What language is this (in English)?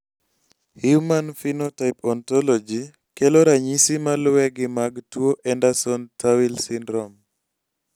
Luo (Kenya and Tanzania)